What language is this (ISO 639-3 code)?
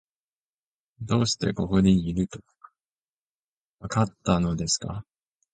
jpn